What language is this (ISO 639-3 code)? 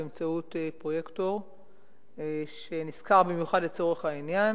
heb